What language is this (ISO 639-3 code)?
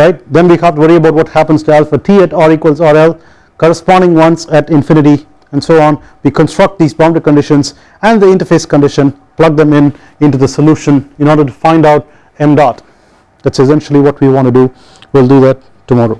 eng